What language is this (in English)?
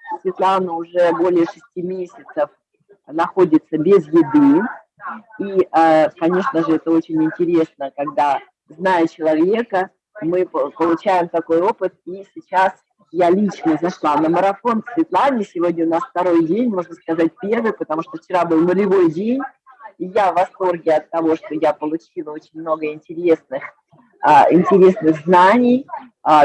Russian